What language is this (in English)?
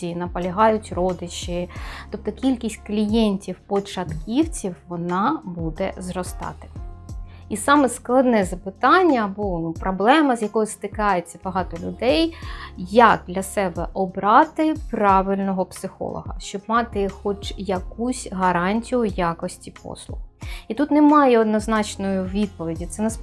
Ukrainian